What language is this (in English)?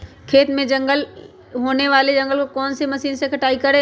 Magahi